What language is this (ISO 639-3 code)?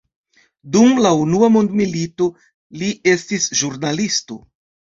epo